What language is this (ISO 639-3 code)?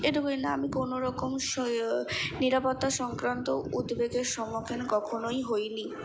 ben